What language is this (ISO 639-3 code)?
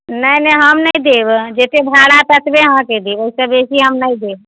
mai